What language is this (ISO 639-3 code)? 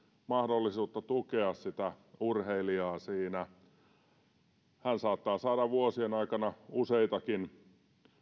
fin